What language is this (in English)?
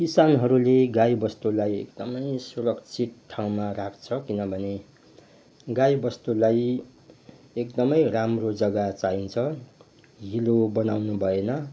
Nepali